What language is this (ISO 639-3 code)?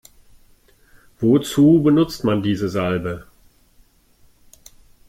deu